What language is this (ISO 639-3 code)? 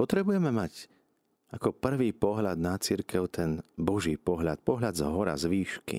slk